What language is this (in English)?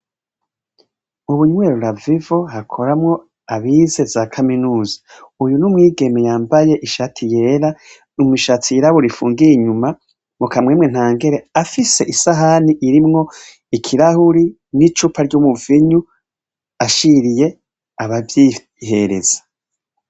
Rundi